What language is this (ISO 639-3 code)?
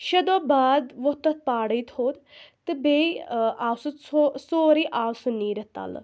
kas